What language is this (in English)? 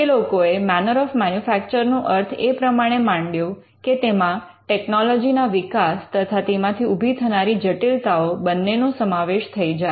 Gujarati